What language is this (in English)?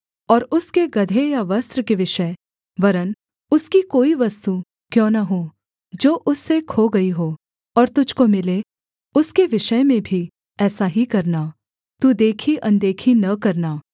Hindi